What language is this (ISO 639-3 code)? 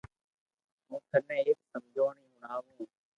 lrk